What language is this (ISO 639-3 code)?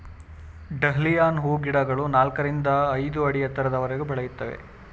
kan